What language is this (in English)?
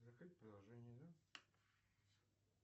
Russian